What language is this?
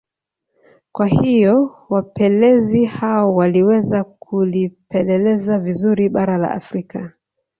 Swahili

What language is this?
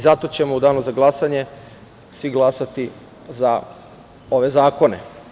Serbian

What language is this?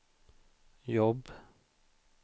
Swedish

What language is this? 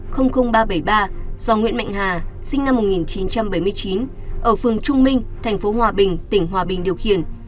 Vietnamese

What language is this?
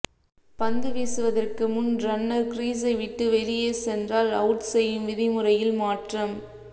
Tamil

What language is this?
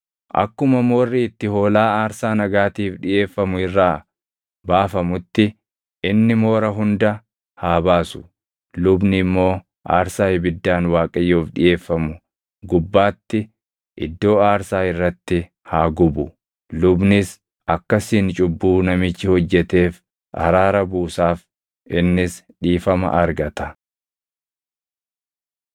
Oromo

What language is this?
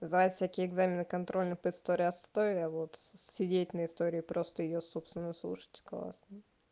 Russian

